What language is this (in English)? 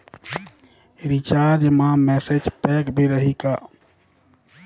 Chhattisgarhi